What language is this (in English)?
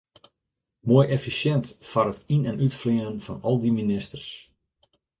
Western Frisian